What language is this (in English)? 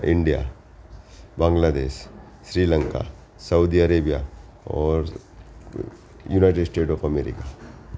Gujarati